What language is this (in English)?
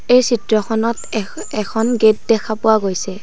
Assamese